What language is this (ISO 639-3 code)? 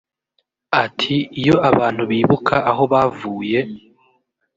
kin